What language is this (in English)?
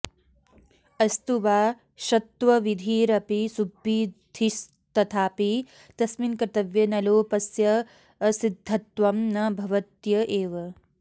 Sanskrit